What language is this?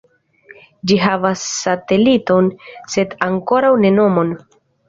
Esperanto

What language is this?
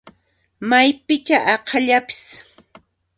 Puno Quechua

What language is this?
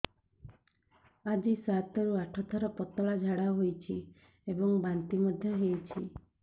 Odia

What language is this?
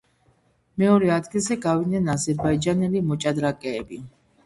Georgian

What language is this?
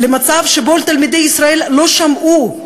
Hebrew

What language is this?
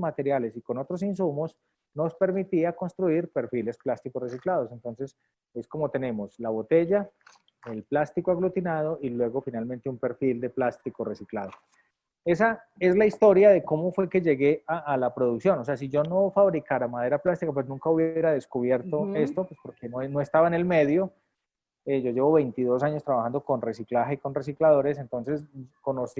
Spanish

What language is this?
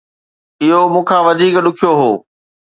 Sindhi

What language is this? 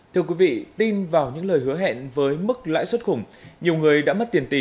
Vietnamese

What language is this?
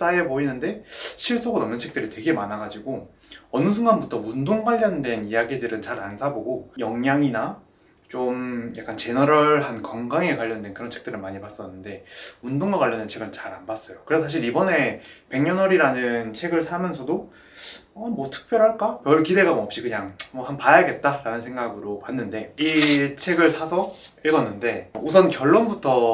Korean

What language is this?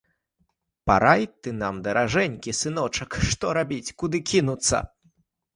Belarusian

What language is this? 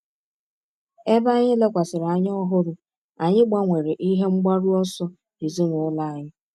Igbo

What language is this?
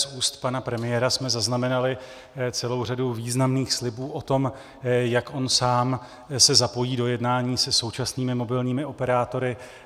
Czech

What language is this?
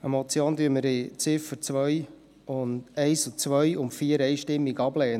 Swiss German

